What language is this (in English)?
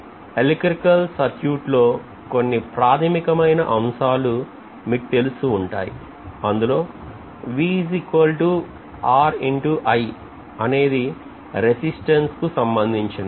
Telugu